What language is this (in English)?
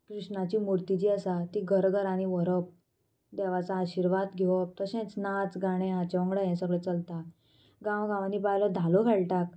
Konkani